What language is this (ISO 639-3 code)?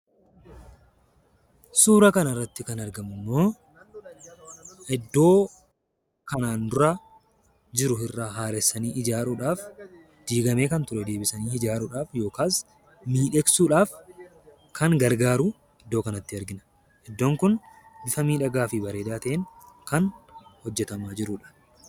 orm